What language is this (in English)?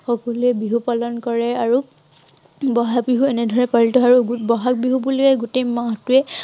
Assamese